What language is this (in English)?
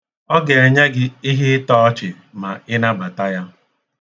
Igbo